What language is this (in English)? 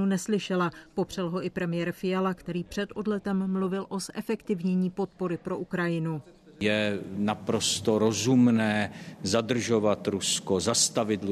Czech